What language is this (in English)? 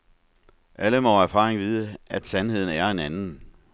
Danish